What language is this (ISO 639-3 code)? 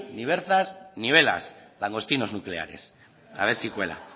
spa